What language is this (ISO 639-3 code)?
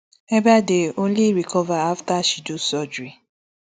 pcm